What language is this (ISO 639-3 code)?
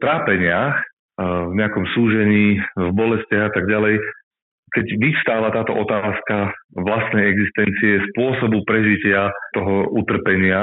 slk